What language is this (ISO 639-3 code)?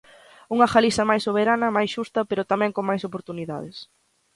glg